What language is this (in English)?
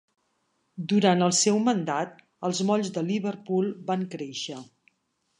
Catalan